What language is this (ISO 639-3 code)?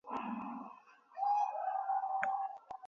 kat